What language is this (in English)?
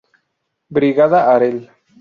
Spanish